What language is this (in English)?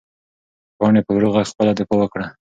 Pashto